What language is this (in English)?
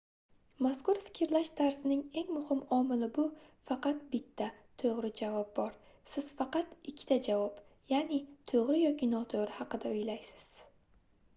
Uzbek